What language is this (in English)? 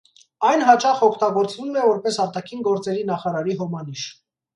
Armenian